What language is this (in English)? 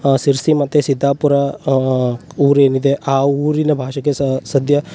Kannada